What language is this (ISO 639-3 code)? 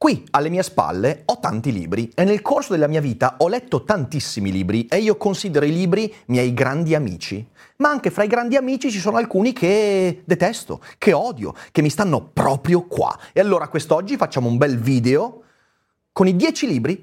ita